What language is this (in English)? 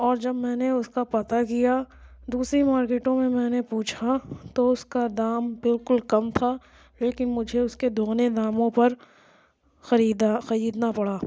Urdu